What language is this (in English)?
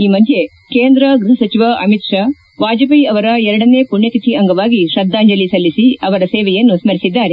Kannada